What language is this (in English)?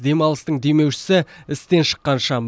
Kazakh